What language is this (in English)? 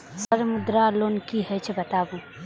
Maithili